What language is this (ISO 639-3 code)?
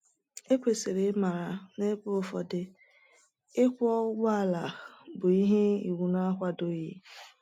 ibo